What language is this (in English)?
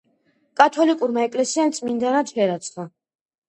Georgian